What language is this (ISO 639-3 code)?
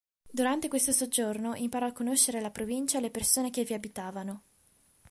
ita